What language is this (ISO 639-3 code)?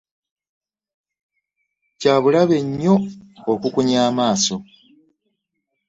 lug